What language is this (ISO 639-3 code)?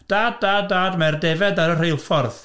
cym